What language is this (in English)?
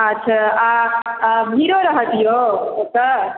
Maithili